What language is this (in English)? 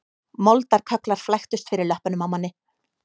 Icelandic